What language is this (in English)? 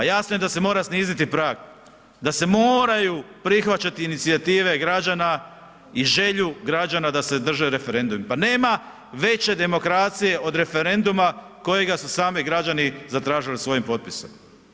Croatian